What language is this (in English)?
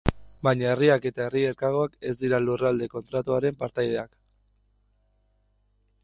Basque